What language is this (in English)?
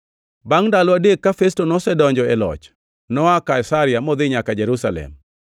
Luo (Kenya and Tanzania)